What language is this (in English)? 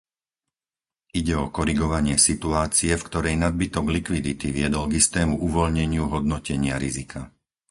Slovak